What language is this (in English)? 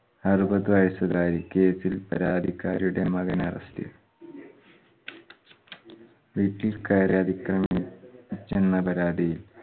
Malayalam